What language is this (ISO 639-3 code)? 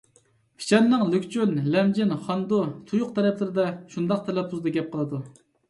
uig